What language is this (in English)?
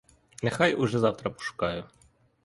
Ukrainian